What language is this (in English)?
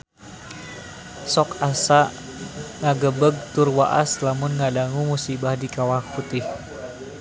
Sundanese